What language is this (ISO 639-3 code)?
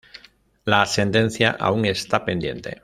spa